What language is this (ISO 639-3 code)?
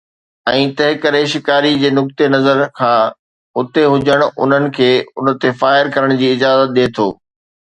snd